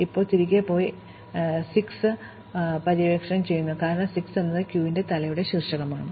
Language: Malayalam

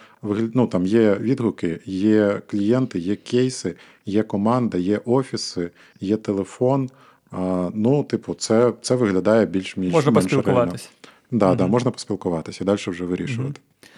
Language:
Ukrainian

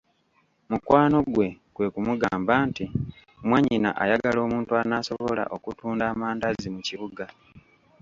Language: Ganda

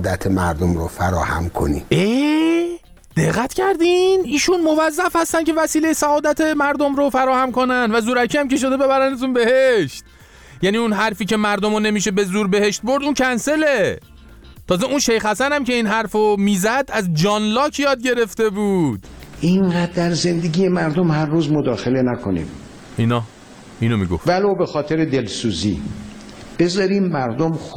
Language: Persian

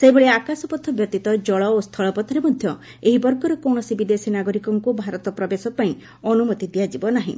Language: Odia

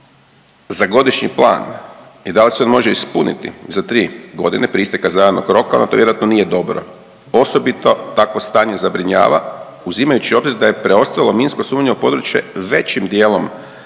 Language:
Croatian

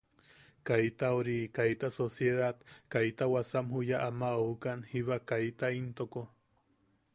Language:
Yaqui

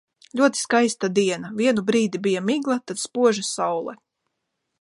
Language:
Latvian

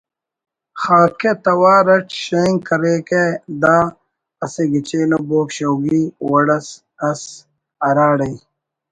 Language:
Brahui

